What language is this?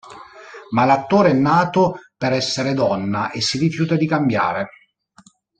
Italian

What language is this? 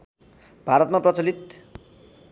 Nepali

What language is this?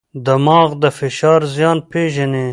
Pashto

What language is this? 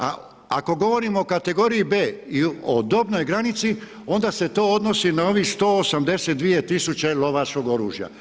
Croatian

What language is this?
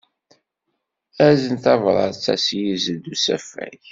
Kabyle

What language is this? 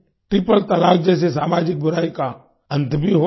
Hindi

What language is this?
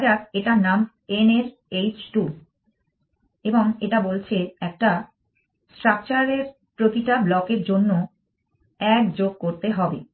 Bangla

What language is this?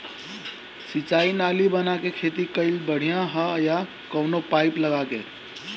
Bhojpuri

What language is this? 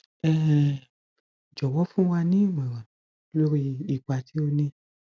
Yoruba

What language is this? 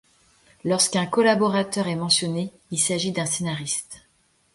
French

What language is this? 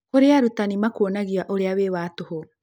Kikuyu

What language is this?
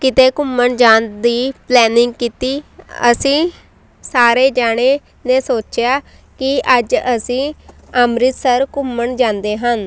Punjabi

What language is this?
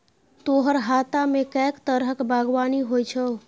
Maithili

